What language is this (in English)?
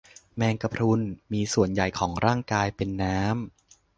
Thai